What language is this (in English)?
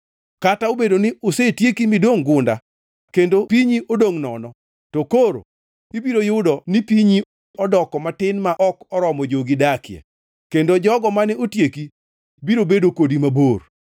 Luo (Kenya and Tanzania)